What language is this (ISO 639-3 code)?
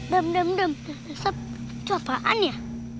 ind